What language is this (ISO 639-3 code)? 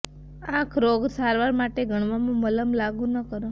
guj